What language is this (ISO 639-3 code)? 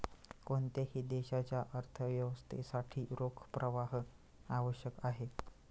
mar